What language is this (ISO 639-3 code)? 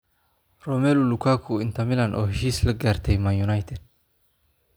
som